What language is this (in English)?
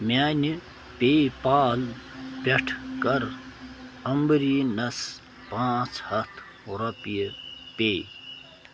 Kashmiri